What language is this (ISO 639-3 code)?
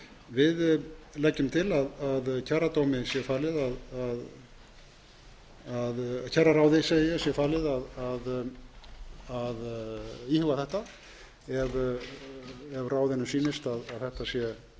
isl